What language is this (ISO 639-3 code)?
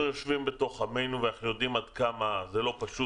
heb